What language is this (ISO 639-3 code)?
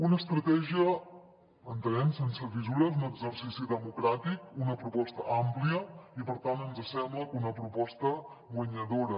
cat